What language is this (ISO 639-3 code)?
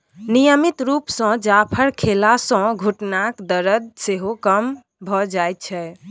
mai